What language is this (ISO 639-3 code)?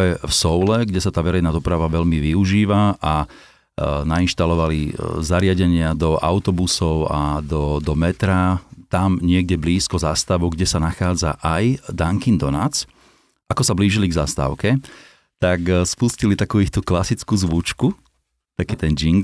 slk